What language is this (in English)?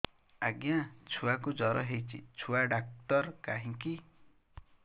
Odia